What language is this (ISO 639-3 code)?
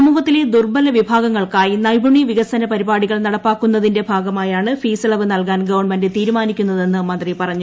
mal